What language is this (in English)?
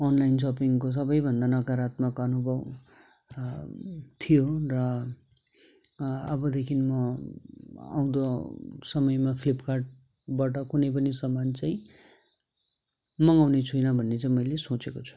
Nepali